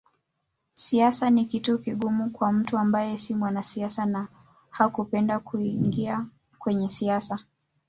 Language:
Swahili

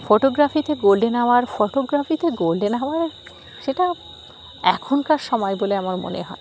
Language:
Bangla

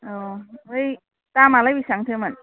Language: Bodo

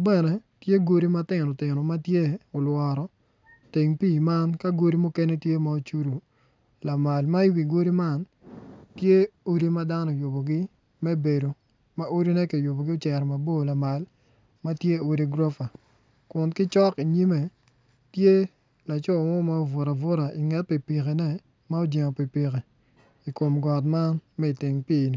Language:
Acoli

